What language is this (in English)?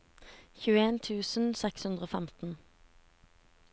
Norwegian